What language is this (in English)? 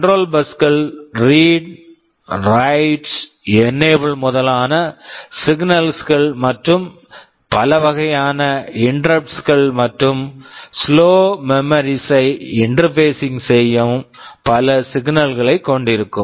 Tamil